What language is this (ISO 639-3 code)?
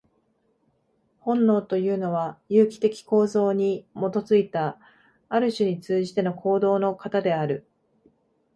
jpn